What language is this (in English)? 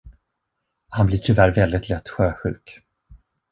Swedish